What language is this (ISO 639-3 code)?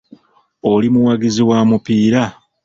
lug